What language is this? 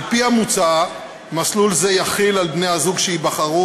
Hebrew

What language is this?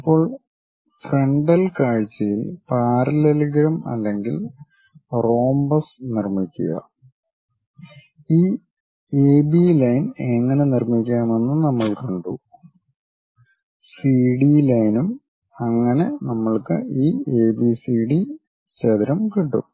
Malayalam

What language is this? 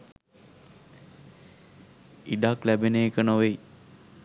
Sinhala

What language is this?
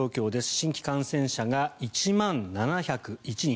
Japanese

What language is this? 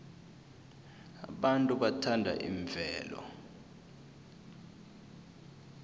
South Ndebele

